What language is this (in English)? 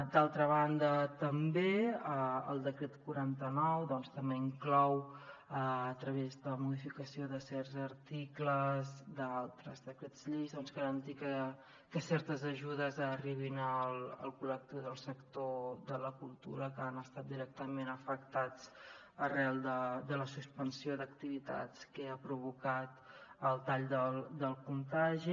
Catalan